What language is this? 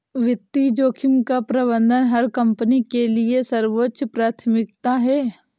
Hindi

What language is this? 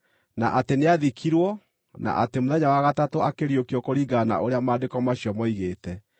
Kikuyu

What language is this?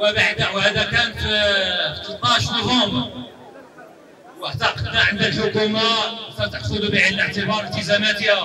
Arabic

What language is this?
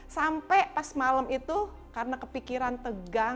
Indonesian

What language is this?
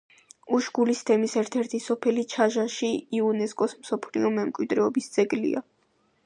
Georgian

